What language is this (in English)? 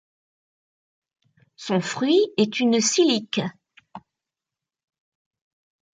French